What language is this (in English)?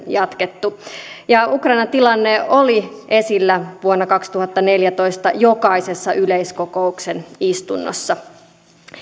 Finnish